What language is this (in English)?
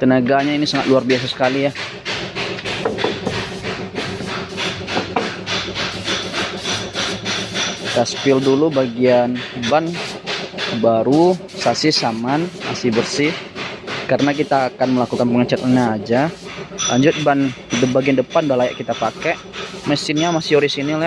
Indonesian